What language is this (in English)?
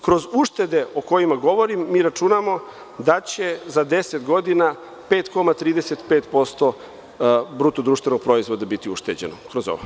Serbian